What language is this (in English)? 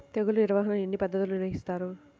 Telugu